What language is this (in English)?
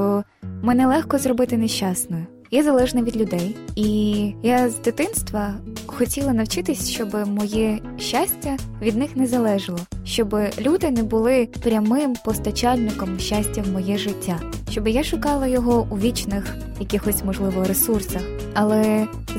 Ukrainian